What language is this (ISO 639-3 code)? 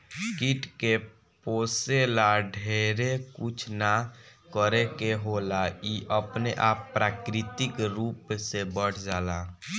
bho